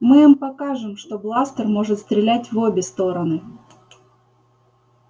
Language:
Russian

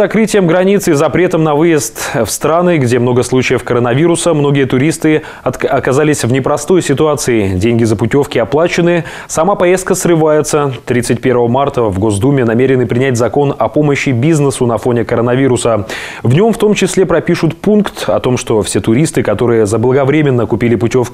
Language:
Russian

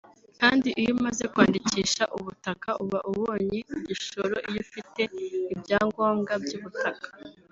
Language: Kinyarwanda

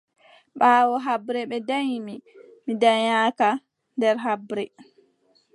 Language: Adamawa Fulfulde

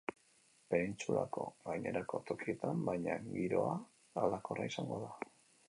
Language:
Basque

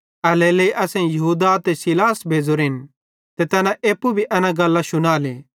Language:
Bhadrawahi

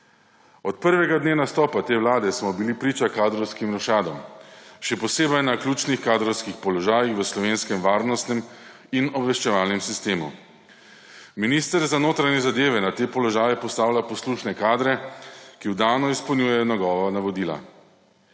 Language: Slovenian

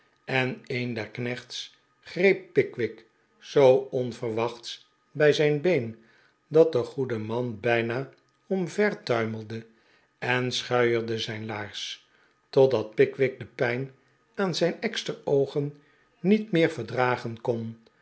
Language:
Dutch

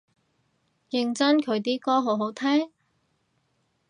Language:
Cantonese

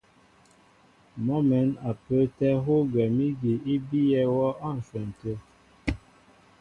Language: Mbo (Cameroon)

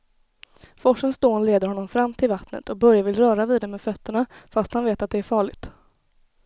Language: Swedish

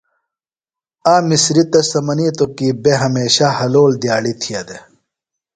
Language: Phalura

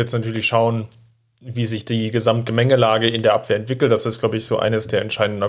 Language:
German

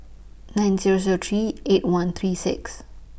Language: English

